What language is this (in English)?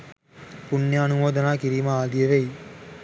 Sinhala